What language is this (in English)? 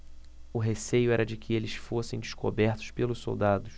Portuguese